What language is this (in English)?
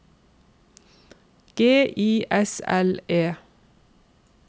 Norwegian